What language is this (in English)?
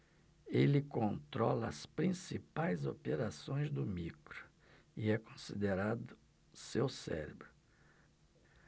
Portuguese